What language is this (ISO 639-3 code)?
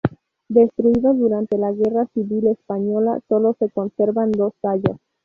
spa